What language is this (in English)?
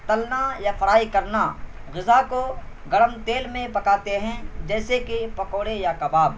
Urdu